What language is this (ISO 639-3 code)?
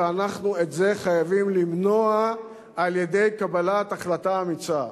heb